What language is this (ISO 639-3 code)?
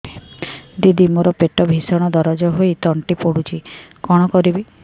ori